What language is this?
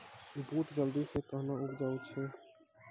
Maithili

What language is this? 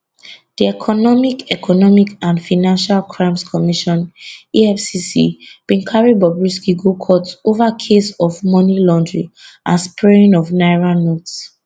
Nigerian Pidgin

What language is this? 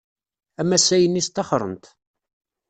Kabyle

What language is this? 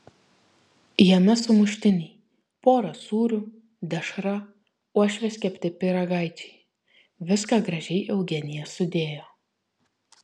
Lithuanian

